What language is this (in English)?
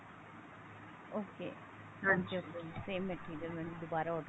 Punjabi